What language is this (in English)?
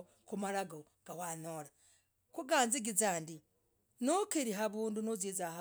Logooli